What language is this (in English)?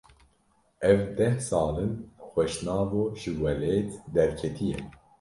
Kurdish